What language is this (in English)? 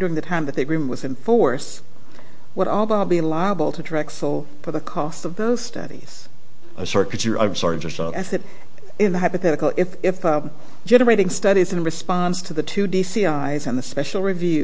English